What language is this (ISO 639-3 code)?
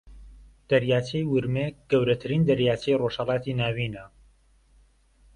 ckb